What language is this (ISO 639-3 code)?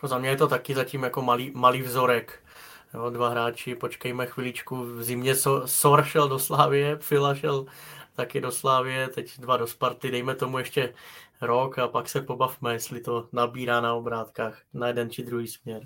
ces